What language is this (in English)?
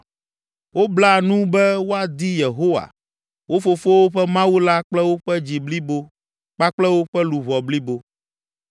Ewe